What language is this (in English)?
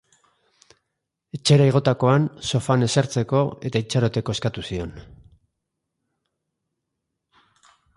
Basque